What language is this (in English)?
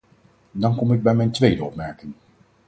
Dutch